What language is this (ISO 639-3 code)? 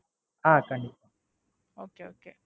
tam